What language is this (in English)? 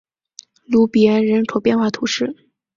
Chinese